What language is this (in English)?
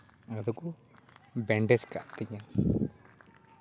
Santali